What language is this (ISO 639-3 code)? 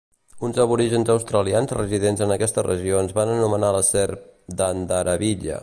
cat